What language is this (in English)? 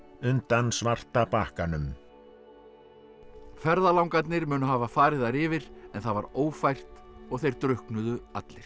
Icelandic